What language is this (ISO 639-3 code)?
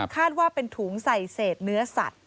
tha